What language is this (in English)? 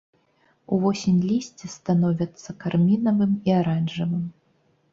Belarusian